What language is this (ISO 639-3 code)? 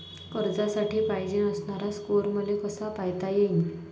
mar